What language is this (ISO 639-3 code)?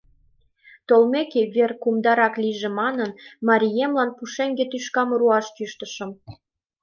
chm